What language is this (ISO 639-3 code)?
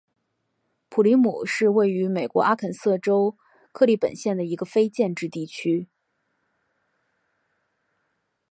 zho